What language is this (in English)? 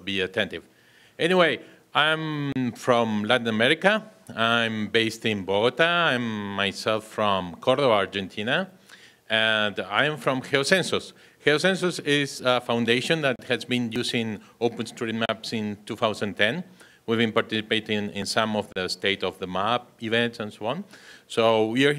English